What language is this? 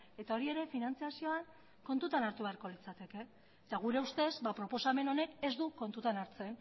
Basque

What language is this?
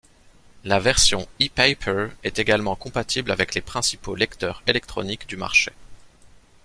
French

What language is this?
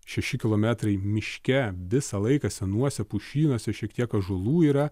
Lithuanian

